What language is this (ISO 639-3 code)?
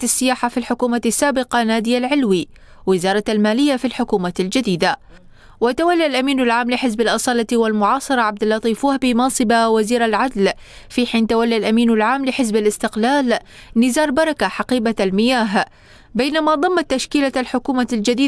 ara